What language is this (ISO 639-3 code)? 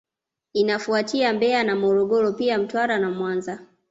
swa